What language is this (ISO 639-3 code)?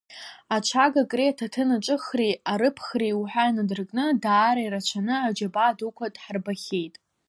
abk